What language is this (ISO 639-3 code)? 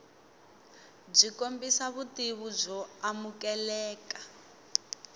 tso